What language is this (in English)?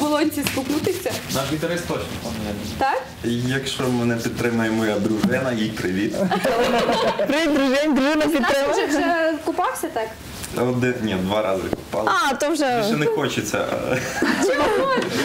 Russian